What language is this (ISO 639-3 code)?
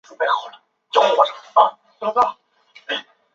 zho